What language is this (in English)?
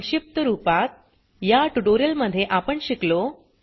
Marathi